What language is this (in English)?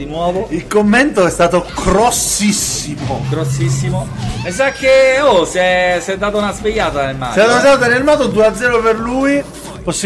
Italian